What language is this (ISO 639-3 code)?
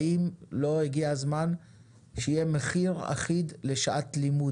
heb